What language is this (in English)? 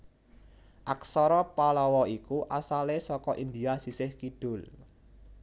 Javanese